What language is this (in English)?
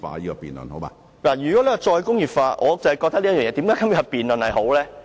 Cantonese